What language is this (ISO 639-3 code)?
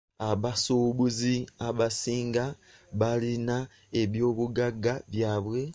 lug